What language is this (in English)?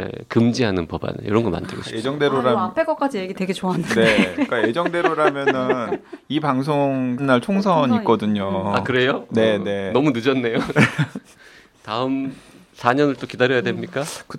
Korean